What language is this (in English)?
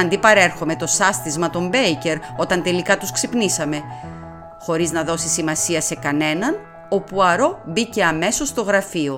Greek